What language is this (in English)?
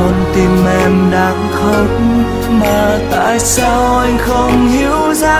Vietnamese